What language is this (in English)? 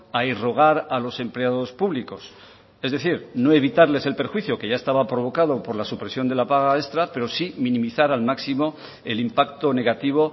Spanish